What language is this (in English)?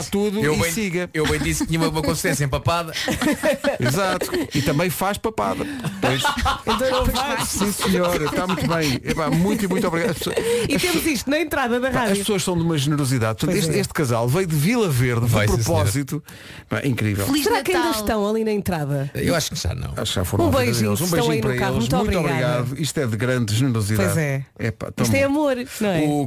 Portuguese